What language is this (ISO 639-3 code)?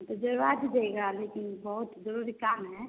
hin